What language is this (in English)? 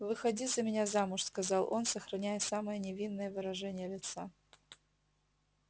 Russian